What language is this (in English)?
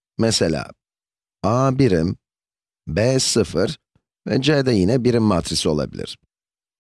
Turkish